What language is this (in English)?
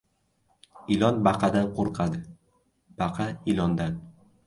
Uzbek